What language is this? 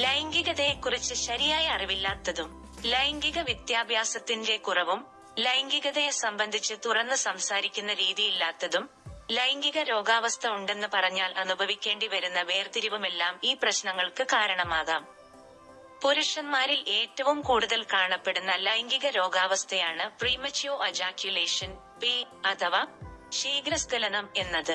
Malayalam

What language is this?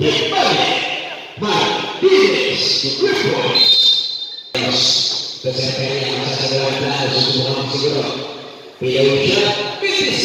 Indonesian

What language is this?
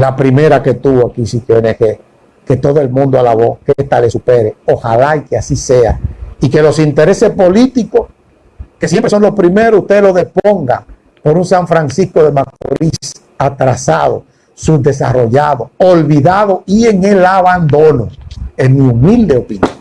Spanish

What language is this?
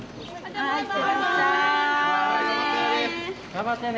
Japanese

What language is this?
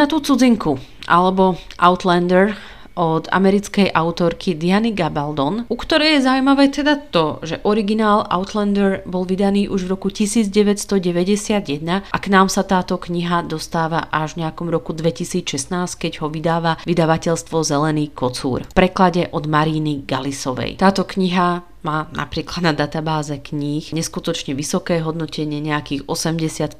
Slovak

